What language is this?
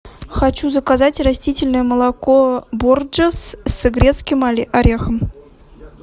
Russian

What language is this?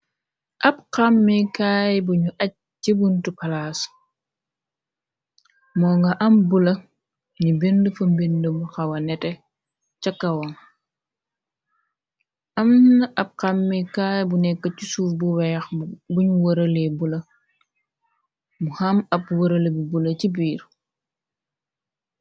Wolof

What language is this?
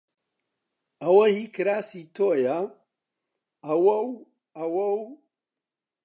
Central Kurdish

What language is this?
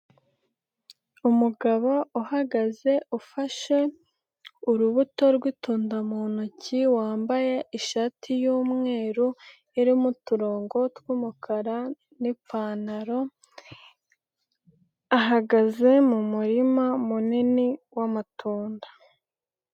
Kinyarwanda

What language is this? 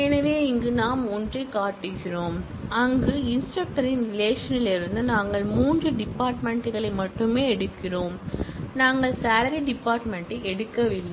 Tamil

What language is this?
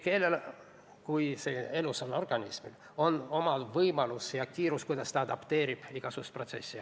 Estonian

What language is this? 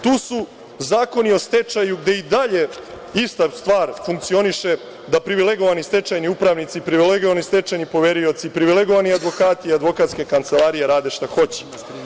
Serbian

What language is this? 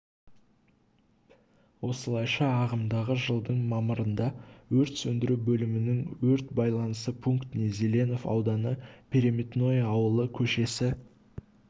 Kazakh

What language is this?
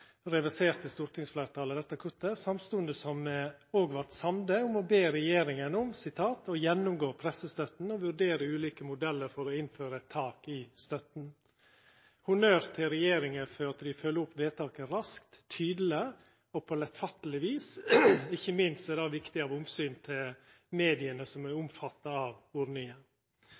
Norwegian Nynorsk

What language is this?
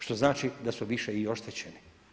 Croatian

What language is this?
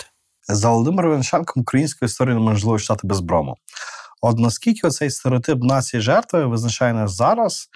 Ukrainian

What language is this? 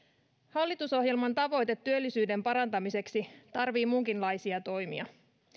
Finnish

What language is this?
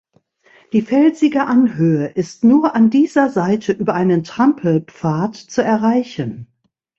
German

